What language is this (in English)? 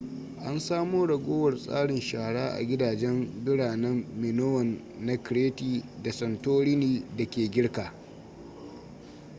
Hausa